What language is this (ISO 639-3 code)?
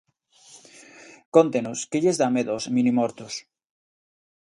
glg